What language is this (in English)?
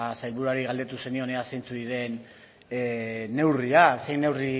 Basque